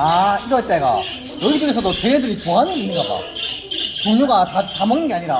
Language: Korean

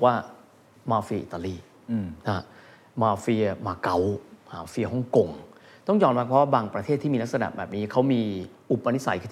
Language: Thai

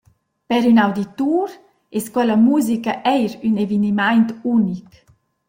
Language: Romansh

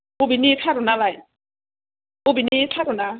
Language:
Bodo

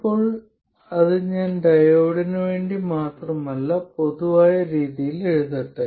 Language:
Malayalam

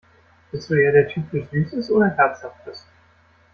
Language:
German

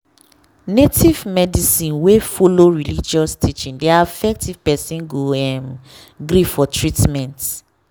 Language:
Nigerian Pidgin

